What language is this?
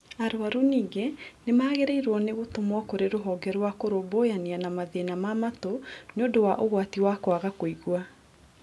Kikuyu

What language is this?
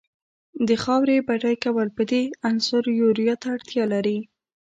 Pashto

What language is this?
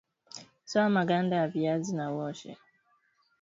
Swahili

